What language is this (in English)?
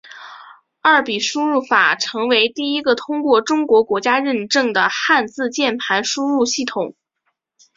Chinese